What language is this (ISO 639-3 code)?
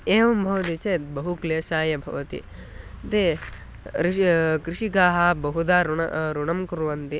san